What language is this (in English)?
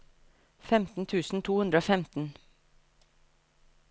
Norwegian